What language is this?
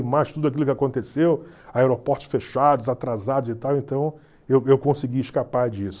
Portuguese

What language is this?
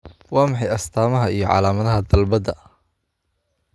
Somali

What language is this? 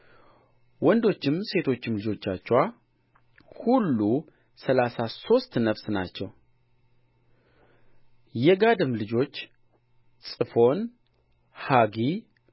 Amharic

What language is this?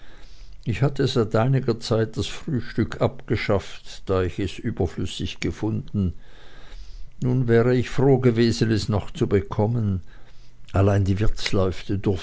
German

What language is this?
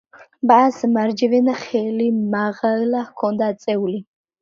Georgian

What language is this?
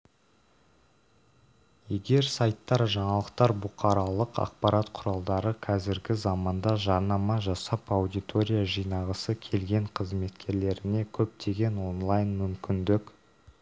Kazakh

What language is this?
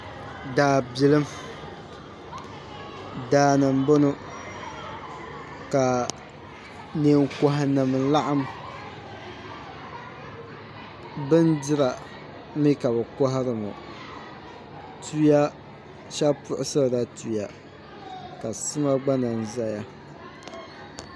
Dagbani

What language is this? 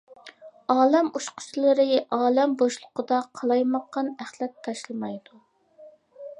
Uyghur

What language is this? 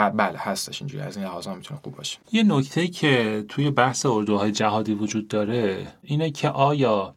Persian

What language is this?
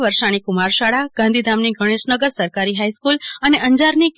Gujarati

